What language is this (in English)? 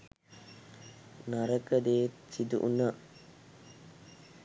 Sinhala